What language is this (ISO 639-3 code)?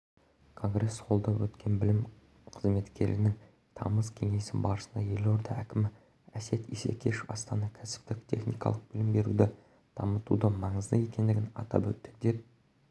kaz